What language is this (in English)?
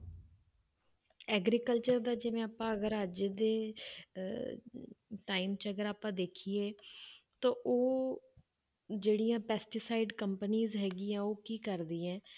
Punjabi